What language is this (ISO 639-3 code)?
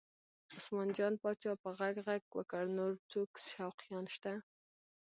pus